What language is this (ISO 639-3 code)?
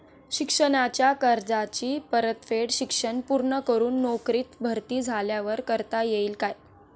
mar